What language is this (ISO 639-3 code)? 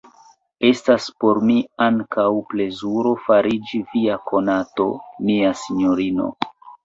epo